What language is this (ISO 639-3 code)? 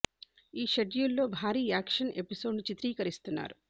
tel